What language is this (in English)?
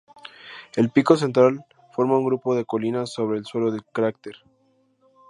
Spanish